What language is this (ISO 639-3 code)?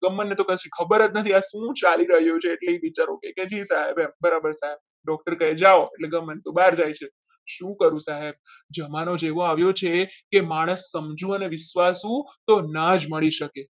guj